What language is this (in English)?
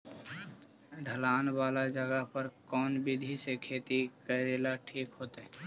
Magahi